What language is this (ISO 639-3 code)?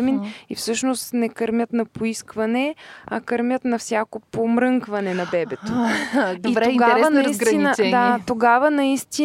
bul